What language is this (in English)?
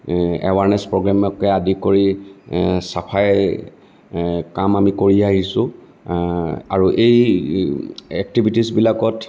Assamese